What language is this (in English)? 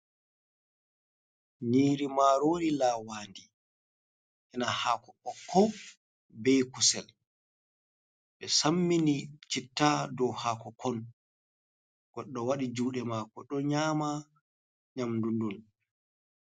Fula